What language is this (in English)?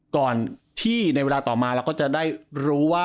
Thai